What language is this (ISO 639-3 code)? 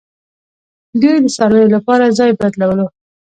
pus